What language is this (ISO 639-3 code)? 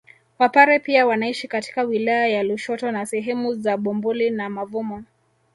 swa